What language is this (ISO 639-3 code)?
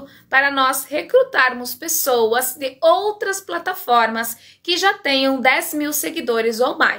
por